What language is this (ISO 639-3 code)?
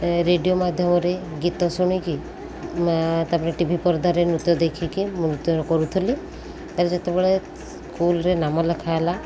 ori